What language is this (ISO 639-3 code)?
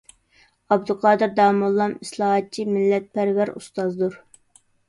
uig